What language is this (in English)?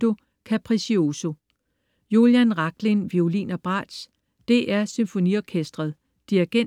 Danish